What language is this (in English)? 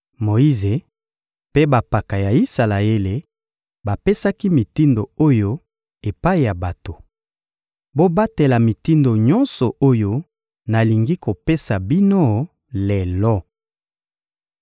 Lingala